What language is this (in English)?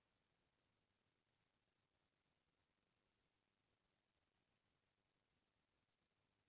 Chhattisgarhi